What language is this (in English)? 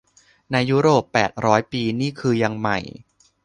Thai